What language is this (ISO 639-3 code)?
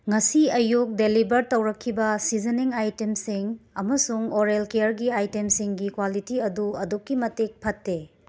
mni